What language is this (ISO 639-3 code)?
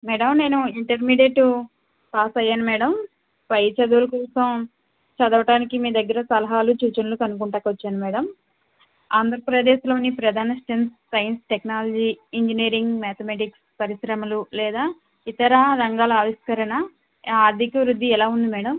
tel